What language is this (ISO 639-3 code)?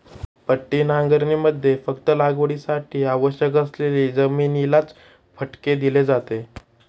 mar